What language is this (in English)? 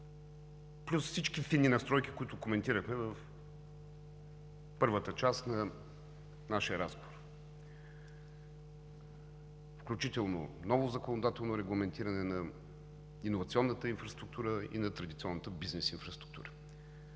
Bulgarian